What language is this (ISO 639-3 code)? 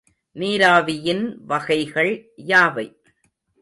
tam